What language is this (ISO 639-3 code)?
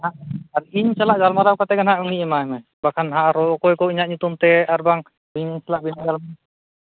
sat